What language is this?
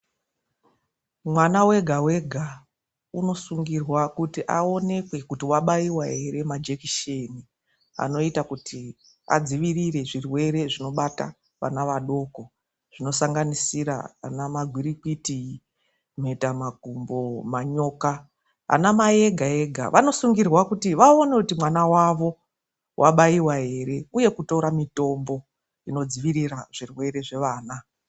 Ndau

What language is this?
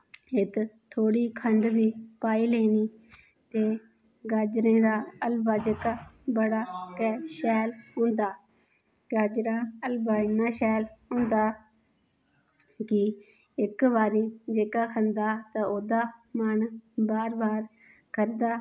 Dogri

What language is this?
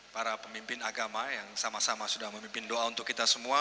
Indonesian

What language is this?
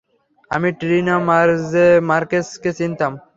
Bangla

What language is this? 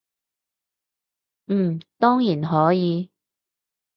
Cantonese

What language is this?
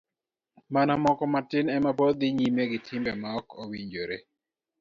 Luo (Kenya and Tanzania)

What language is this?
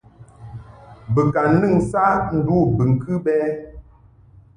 Mungaka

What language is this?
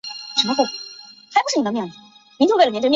Chinese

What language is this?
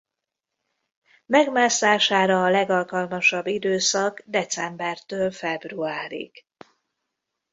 Hungarian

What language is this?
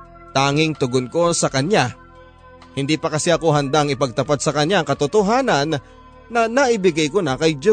Filipino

